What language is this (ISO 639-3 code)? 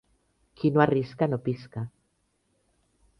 cat